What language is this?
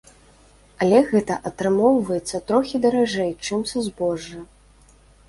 Belarusian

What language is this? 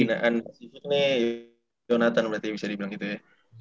Indonesian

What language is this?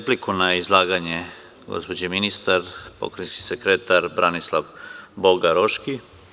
Serbian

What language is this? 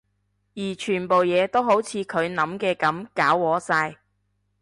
Cantonese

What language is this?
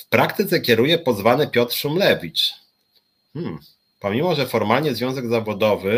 Polish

